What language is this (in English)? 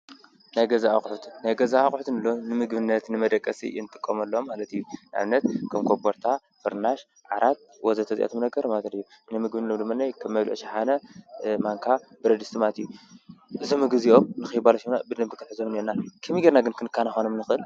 Tigrinya